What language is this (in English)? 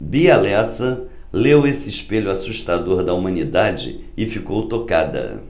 Portuguese